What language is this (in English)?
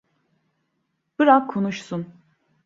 Turkish